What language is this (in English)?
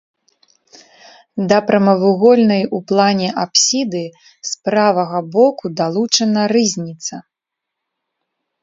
Belarusian